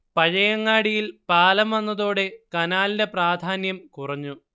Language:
Malayalam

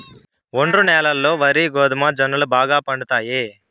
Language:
Telugu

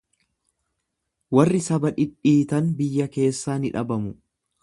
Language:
Oromo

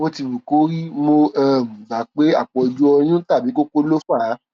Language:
Yoruba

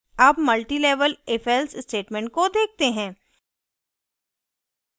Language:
Hindi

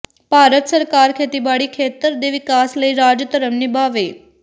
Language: Punjabi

